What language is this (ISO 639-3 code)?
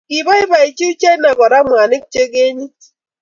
kln